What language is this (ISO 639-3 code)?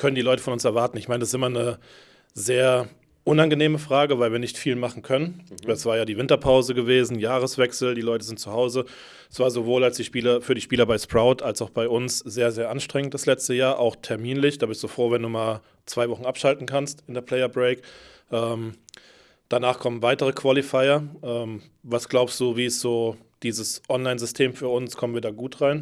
deu